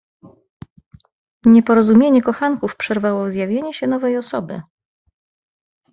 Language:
Polish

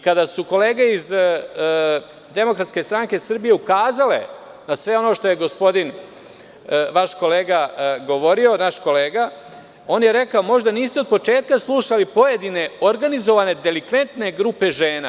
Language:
Serbian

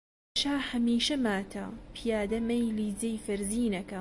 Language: Central Kurdish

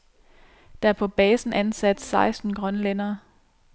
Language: Danish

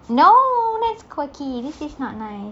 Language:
English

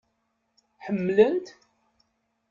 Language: Kabyle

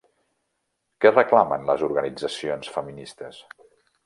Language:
Catalan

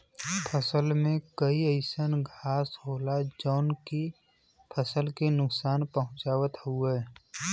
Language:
Bhojpuri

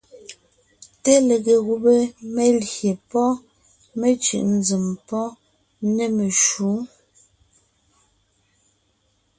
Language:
Ngiemboon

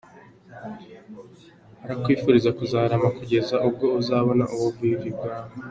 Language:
Kinyarwanda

